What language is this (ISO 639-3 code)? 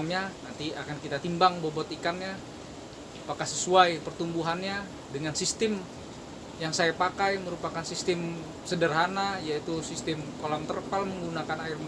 ind